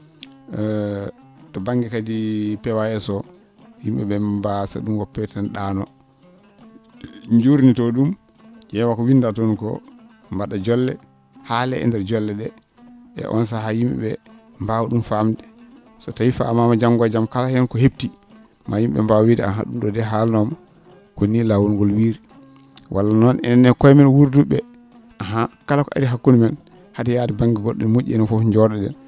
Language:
Fula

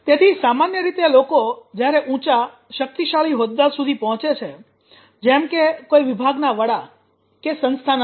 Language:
Gujarati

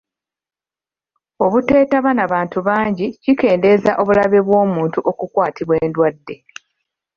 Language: Ganda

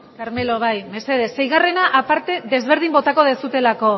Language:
Basque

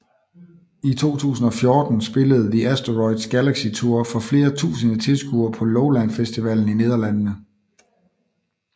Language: Danish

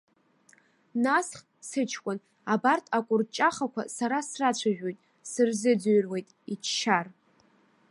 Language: Abkhazian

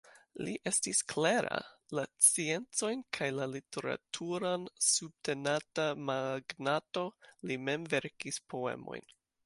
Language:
Esperanto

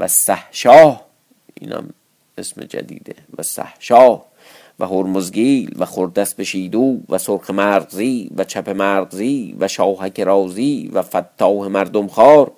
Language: Persian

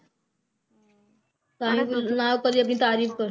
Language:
Punjabi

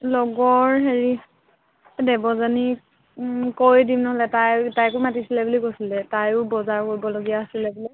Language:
Assamese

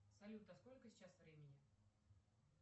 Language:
Russian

